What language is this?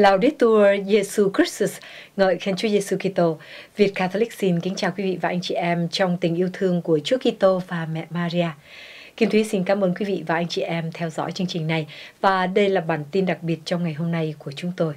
Vietnamese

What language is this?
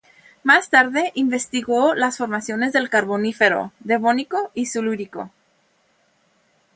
Spanish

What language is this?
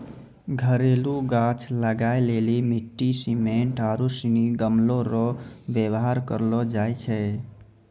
Maithili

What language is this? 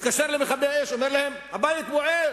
Hebrew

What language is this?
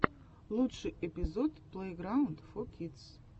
Russian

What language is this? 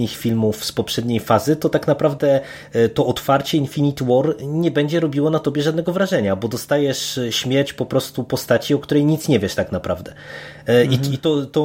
Polish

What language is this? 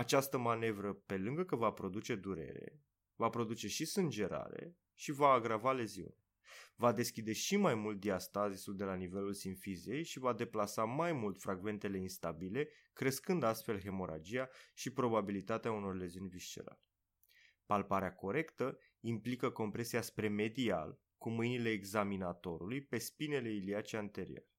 Romanian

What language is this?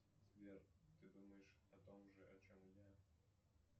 Russian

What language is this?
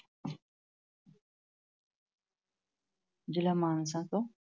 Punjabi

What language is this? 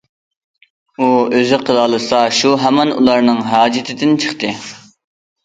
Uyghur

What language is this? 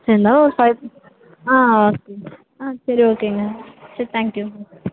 Tamil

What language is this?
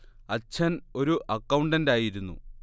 Malayalam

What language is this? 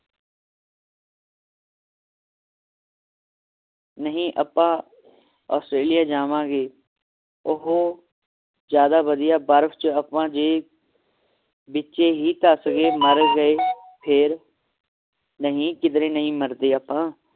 Punjabi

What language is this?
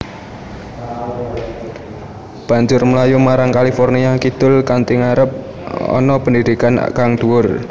Javanese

